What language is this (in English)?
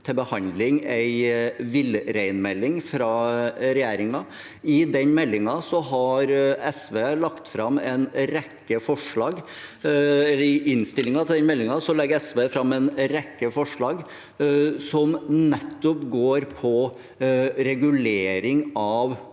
Norwegian